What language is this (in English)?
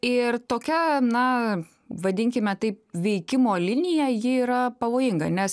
Lithuanian